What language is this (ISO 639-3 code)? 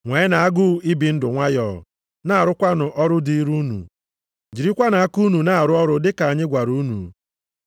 ibo